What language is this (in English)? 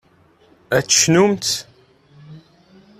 Kabyle